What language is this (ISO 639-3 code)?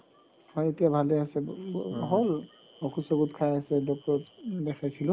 asm